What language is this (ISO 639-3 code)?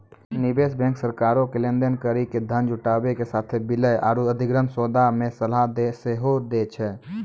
mai